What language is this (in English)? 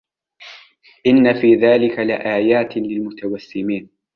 Arabic